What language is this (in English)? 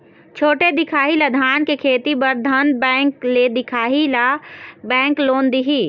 Chhattisgarhi